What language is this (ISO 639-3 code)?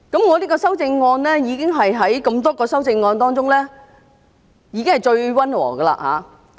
yue